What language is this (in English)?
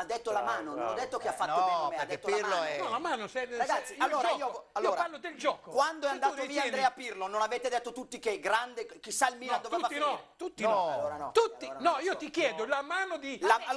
Italian